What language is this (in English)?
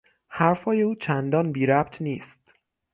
Persian